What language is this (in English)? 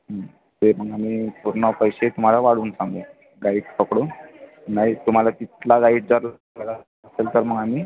Marathi